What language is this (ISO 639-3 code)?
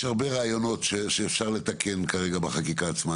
heb